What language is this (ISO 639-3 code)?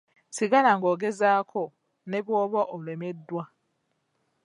lug